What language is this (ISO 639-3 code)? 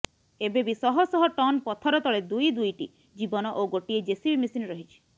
ori